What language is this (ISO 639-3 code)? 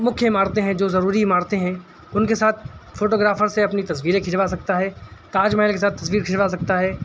urd